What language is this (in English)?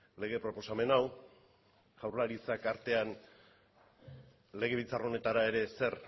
Basque